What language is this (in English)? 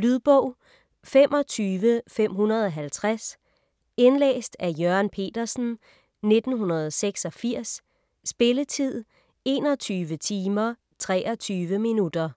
Danish